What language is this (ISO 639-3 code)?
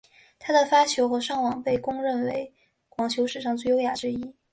zho